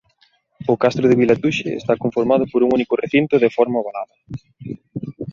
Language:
Galician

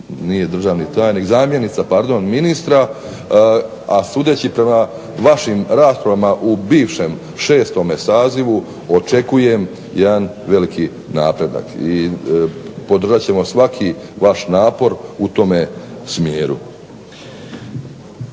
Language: Croatian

